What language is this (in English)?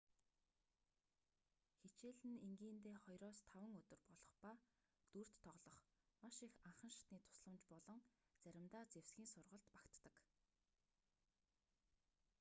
Mongolian